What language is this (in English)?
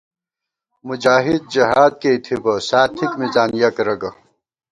Gawar-Bati